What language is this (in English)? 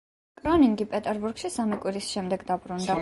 Georgian